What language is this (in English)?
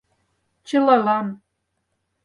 Mari